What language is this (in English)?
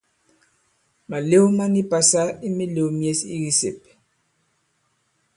Bankon